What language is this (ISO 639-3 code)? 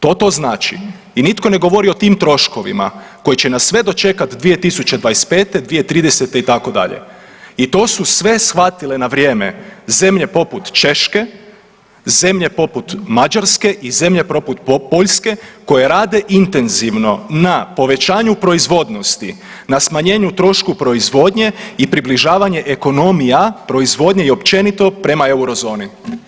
hrv